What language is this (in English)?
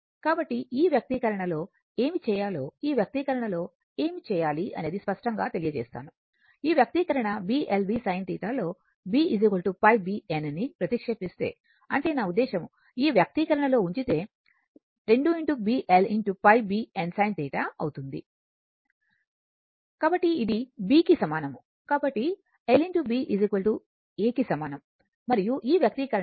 Telugu